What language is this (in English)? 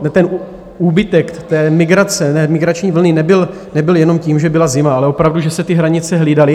Czech